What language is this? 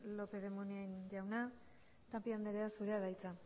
Basque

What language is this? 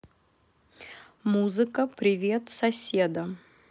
Russian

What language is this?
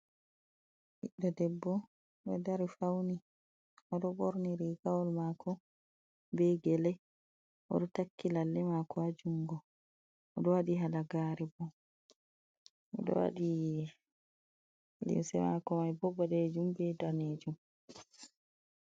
Fula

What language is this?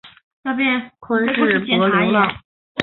Chinese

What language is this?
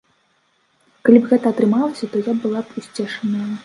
Belarusian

